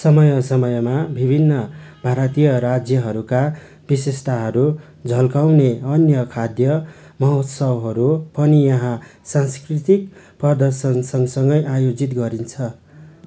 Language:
Nepali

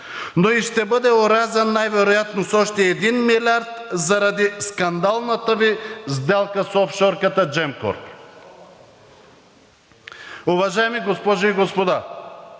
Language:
Bulgarian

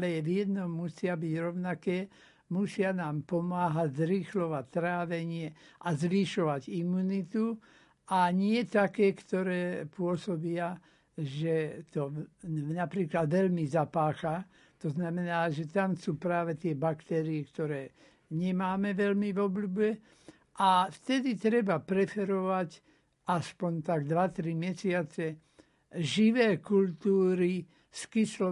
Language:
Slovak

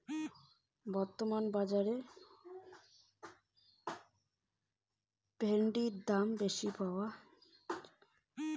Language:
Bangla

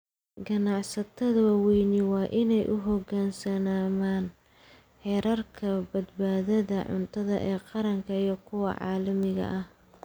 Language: Somali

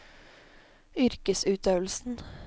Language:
Norwegian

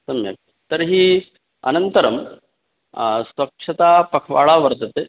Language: Sanskrit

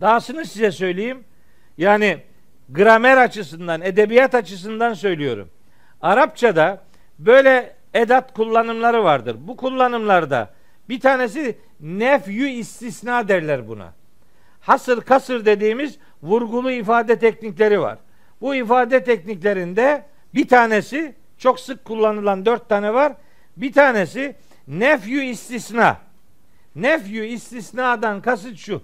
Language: Turkish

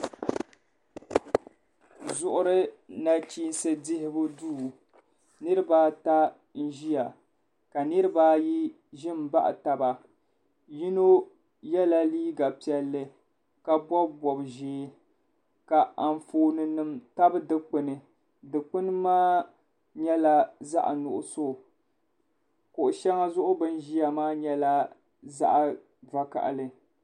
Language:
Dagbani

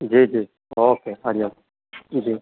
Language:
Sindhi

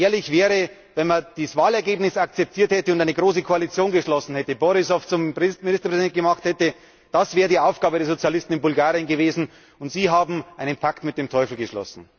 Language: German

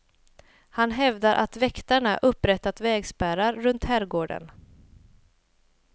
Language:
Swedish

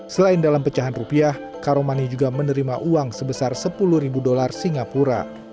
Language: Indonesian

